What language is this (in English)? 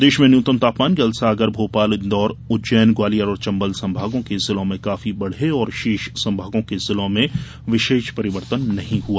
Hindi